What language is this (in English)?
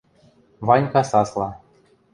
Western Mari